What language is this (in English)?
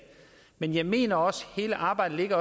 Danish